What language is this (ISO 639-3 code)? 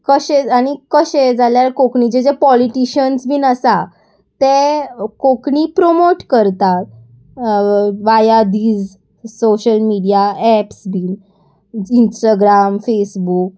kok